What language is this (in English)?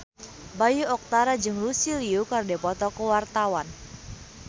Sundanese